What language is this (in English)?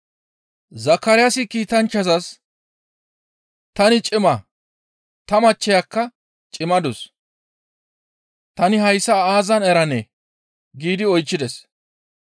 Gamo